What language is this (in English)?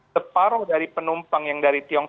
Indonesian